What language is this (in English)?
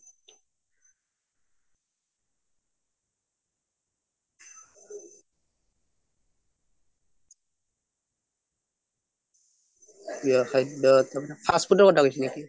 Assamese